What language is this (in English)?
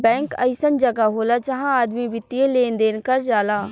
Bhojpuri